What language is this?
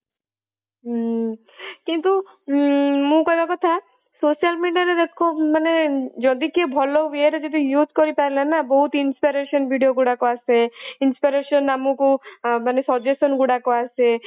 Odia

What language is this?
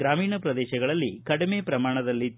Kannada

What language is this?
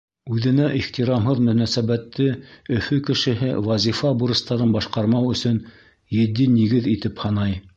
Bashkir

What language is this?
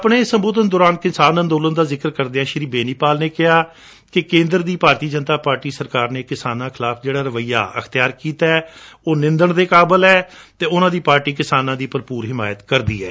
Punjabi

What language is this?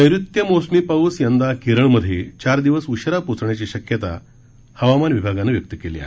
Marathi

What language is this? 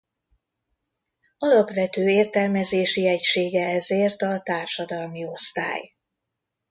Hungarian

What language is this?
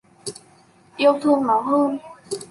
Vietnamese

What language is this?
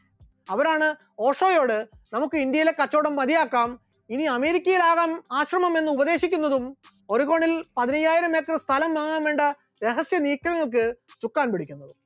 Malayalam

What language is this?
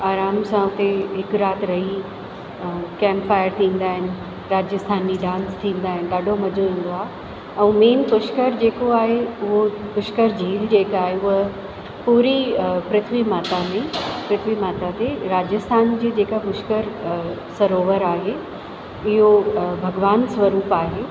Sindhi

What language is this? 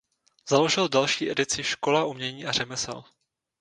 Czech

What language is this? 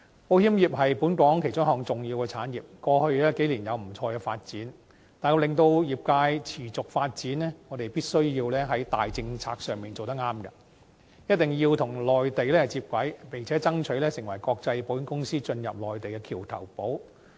Cantonese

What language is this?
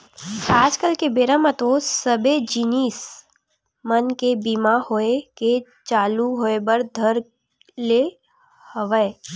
Chhattisgarhi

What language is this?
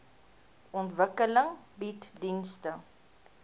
Afrikaans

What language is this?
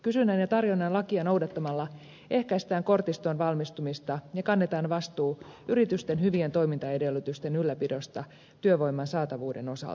Finnish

